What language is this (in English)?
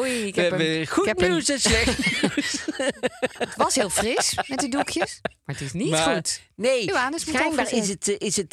Dutch